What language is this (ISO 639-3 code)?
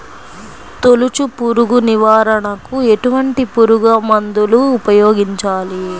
tel